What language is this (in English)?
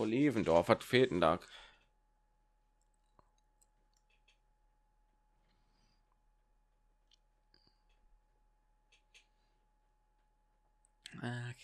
German